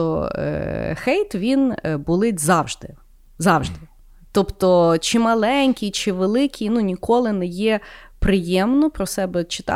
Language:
Ukrainian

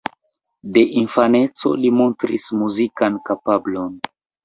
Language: Esperanto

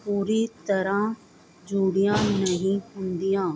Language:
Punjabi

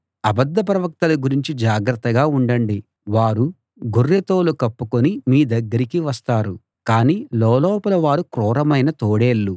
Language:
Telugu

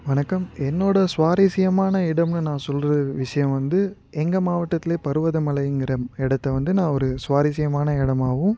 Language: Tamil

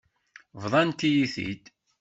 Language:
Kabyle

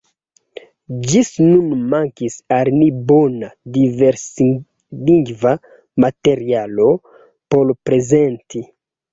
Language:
Esperanto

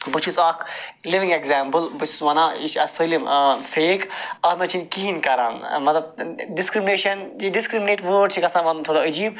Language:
Kashmiri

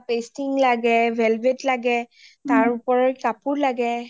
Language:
Assamese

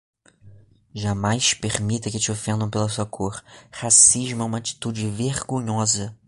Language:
Portuguese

